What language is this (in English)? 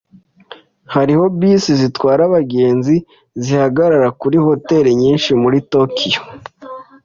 Kinyarwanda